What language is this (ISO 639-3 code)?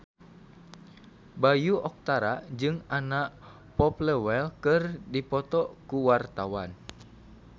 sun